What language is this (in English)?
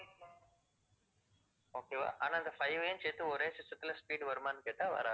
Tamil